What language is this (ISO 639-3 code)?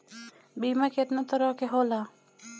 bho